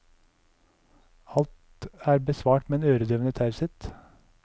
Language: Norwegian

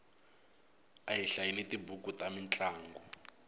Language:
Tsonga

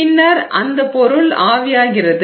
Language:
Tamil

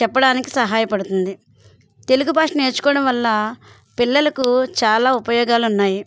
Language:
Telugu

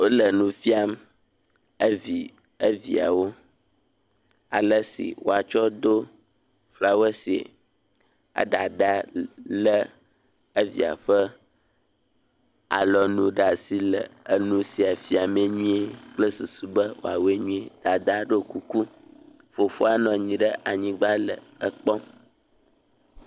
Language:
Ewe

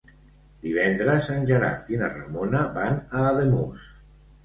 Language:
Catalan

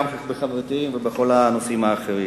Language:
Hebrew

